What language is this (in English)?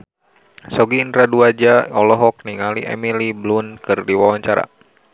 Sundanese